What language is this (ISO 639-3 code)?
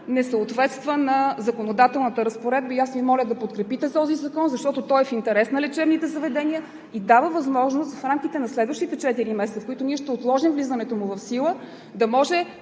bul